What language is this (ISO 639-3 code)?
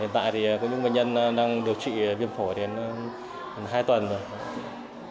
vie